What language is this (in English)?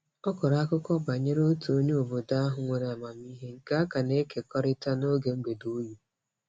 Igbo